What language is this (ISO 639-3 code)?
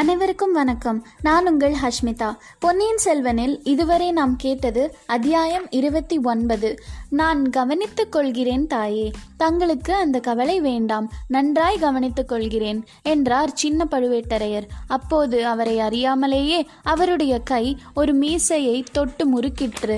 tam